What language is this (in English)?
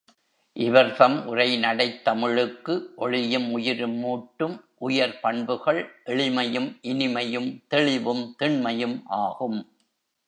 Tamil